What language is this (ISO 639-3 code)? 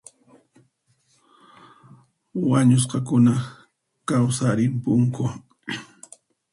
qxp